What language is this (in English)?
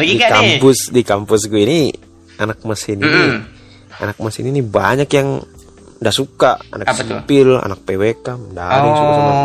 Indonesian